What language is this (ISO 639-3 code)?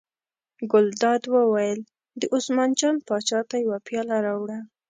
pus